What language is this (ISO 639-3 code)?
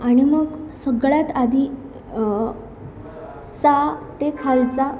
mar